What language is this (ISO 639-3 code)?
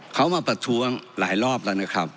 tha